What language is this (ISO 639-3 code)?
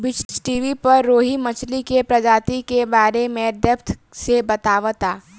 bho